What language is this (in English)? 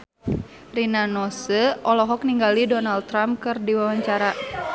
Sundanese